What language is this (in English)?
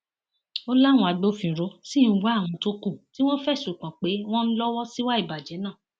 Yoruba